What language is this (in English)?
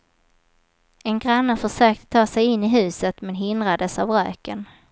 Swedish